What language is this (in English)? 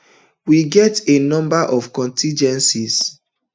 Nigerian Pidgin